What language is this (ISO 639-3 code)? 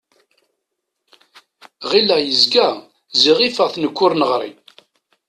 kab